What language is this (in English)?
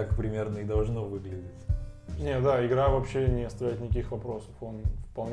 Russian